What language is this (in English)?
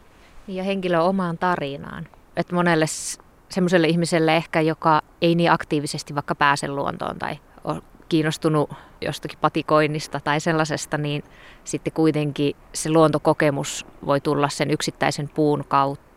Finnish